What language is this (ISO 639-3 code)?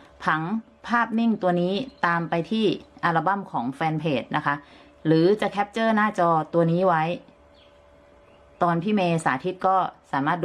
tha